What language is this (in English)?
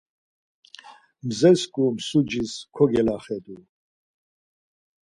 Laz